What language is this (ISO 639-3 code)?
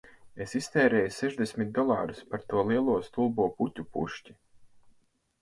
lav